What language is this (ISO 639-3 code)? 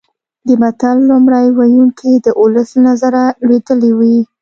pus